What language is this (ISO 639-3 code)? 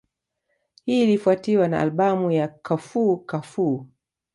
swa